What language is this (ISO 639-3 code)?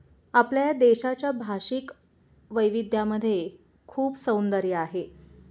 mar